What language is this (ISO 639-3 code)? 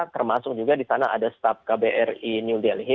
ind